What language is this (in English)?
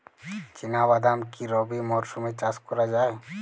Bangla